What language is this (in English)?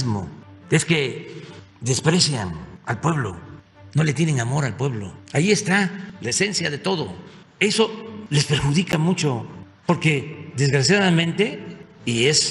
Spanish